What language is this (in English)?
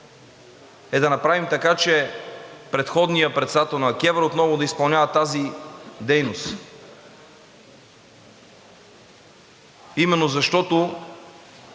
Bulgarian